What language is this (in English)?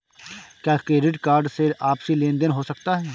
Hindi